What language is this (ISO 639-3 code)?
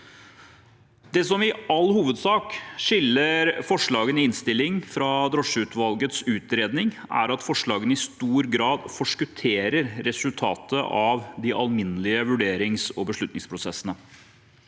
nor